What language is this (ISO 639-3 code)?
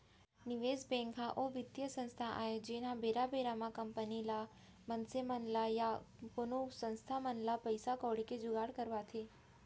hne